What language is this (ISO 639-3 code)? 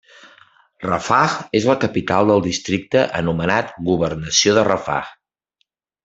cat